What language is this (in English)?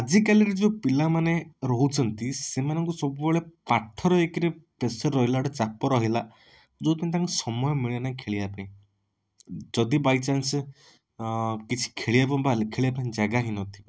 Odia